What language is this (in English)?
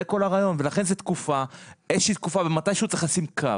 Hebrew